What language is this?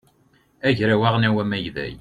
Kabyle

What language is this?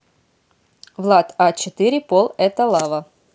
Russian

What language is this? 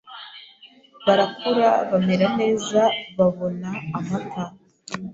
Kinyarwanda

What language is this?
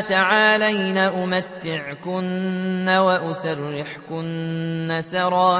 Arabic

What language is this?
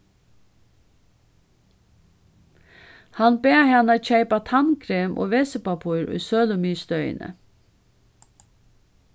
Faroese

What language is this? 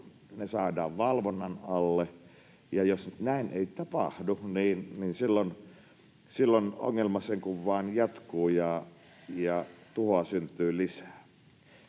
Finnish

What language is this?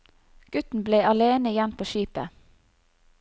Norwegian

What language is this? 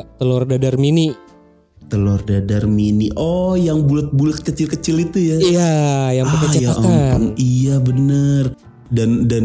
Indonesian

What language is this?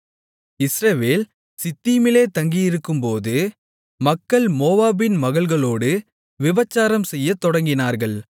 Tamil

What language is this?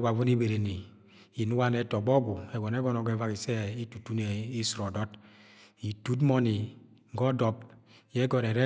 Agwagwune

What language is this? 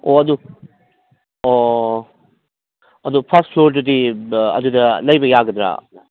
Manipuri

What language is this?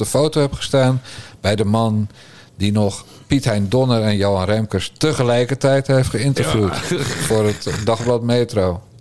Dutch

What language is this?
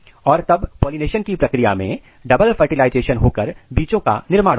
Hindi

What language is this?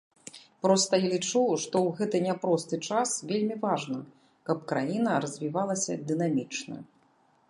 Belarusian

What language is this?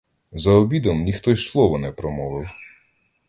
Ukrainian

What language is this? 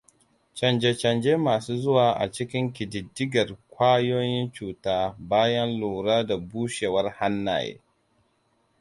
Hausa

